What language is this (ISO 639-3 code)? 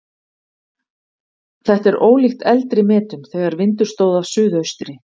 isl